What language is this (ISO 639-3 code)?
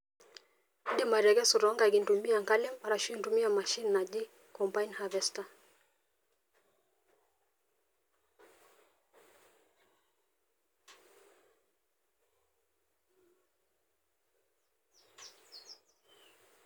mas